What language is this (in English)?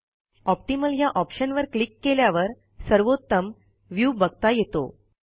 Marathi